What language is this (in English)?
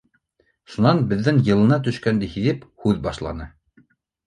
Bashkir